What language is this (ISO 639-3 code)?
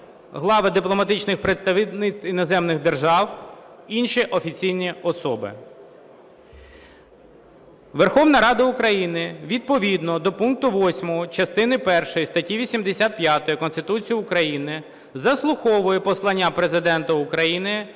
ukr